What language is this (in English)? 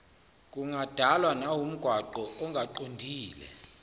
Zulu